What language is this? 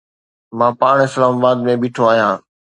Sindhi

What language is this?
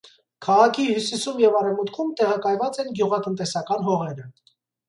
Armenian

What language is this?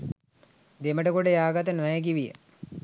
Sinhala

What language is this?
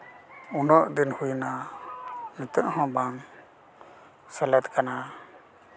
Santali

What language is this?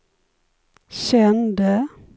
Swedish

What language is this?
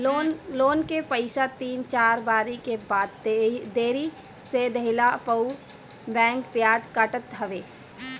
Bhojpuri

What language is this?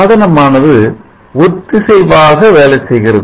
Tamil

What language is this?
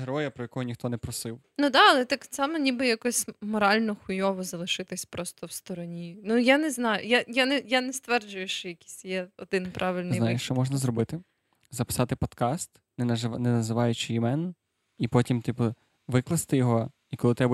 Ukrainian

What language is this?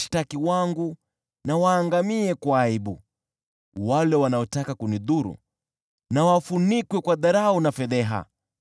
Swahili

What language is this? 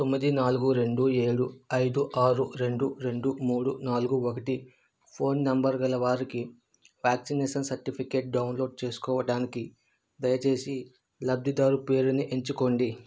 Telugu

